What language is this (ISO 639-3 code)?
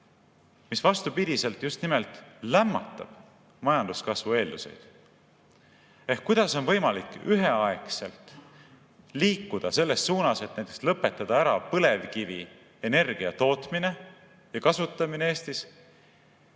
est